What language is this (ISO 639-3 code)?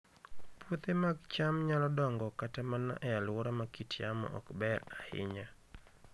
luo